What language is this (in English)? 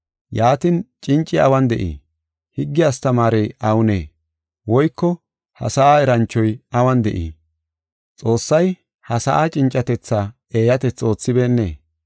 Gofa